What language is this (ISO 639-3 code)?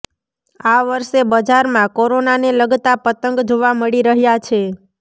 guj